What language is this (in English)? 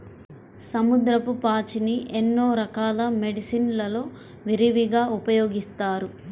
Telugu